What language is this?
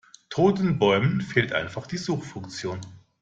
German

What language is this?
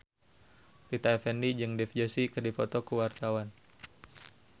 Sundanese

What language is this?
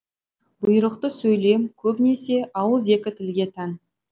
Kazakh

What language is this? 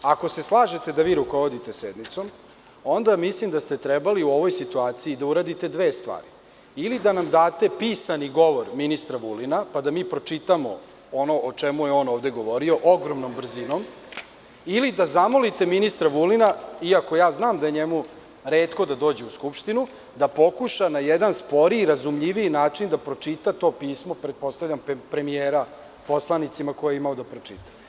Serbian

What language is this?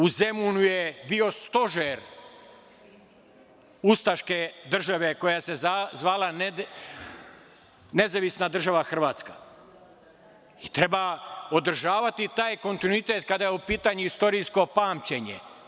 Serbian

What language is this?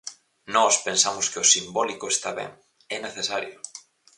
Galician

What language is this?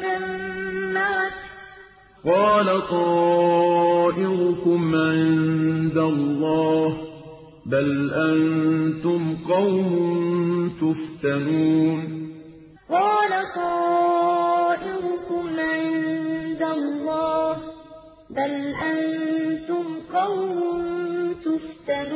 Arabic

